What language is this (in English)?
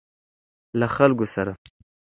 Pashto